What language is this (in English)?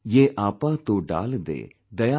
English